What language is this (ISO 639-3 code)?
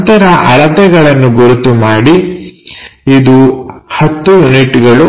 kan